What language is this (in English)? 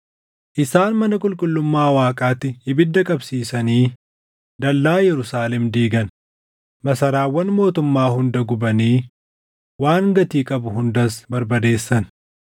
Oromo